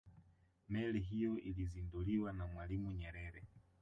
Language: Swahili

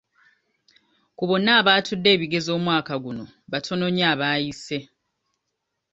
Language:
Ganda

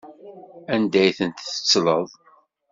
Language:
Kabyle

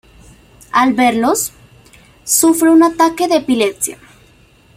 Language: Spanish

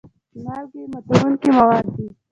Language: Pashto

